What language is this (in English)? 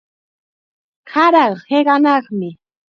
Chiquián Ancash Quechua